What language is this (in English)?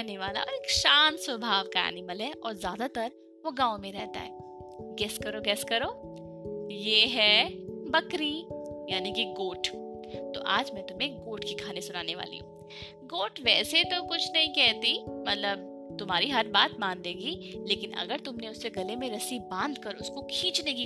Hindi